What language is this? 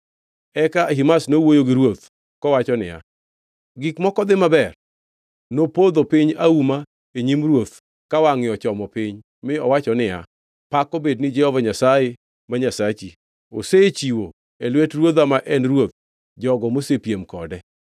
Luo (Kenya and Tanzania)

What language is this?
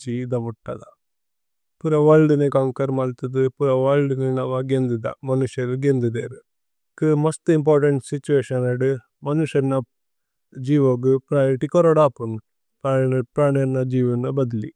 Tulu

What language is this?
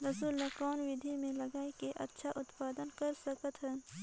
Chhattisgarhi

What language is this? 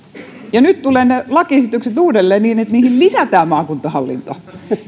Finnish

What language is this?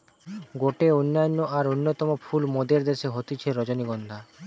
Bangla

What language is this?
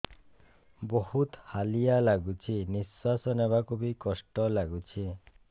Odia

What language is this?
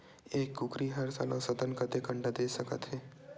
Chhattisgarhi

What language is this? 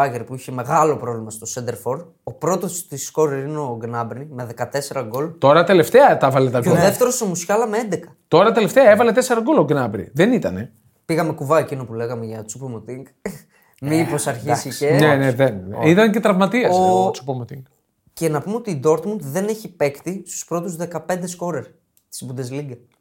Greek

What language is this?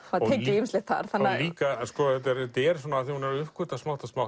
Icelandic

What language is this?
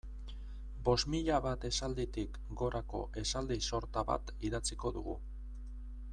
Basque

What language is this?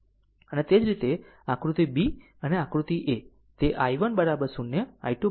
Gujarati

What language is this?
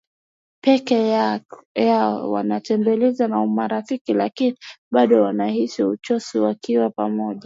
Swahili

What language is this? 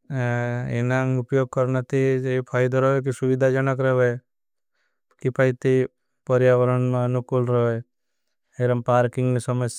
Bhili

